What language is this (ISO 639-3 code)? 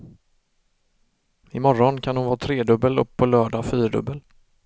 swe